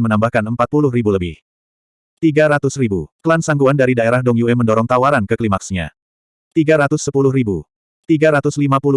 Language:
Indonesian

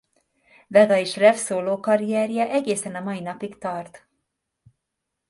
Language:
Hungarian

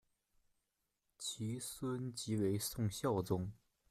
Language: Chinese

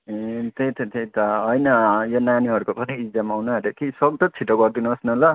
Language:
Nepali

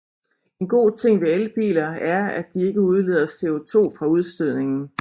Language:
Danish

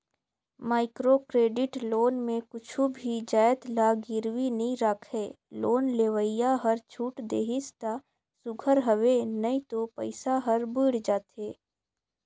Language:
Chhattisgarhi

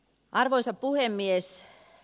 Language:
Finnish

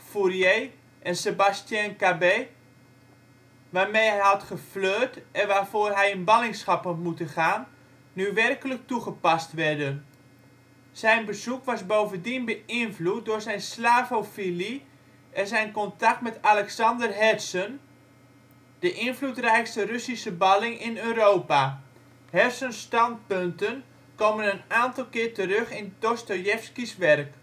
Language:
Dutch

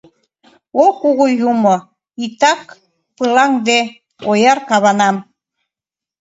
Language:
Mari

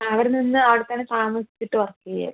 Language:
Malayalam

